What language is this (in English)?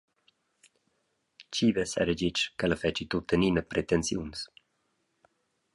Romansh